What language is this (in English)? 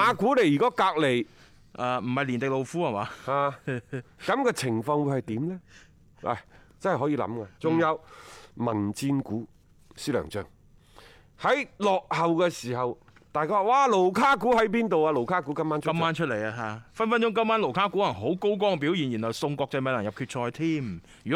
Chinese